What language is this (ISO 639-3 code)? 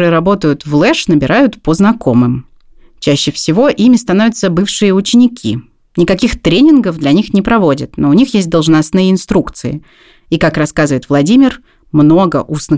rus